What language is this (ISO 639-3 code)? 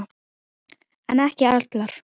isl